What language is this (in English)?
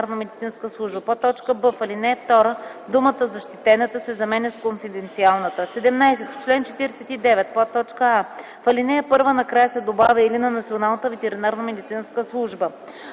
Bulgarian